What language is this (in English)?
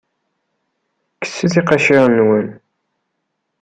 Kabyle